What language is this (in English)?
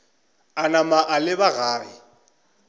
Northern Sotho